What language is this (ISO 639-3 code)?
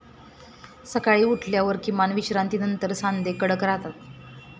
mar